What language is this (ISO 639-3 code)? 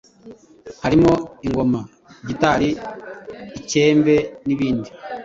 kin